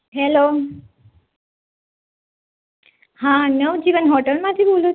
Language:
Gujarati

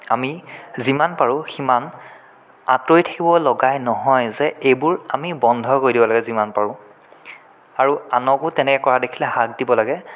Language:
Assamese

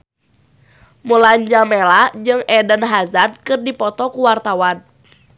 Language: Sundanese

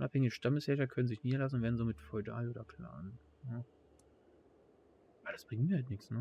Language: German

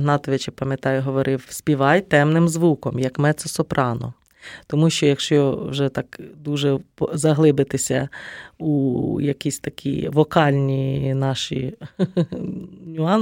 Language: Ukrainian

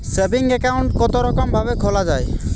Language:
Bangla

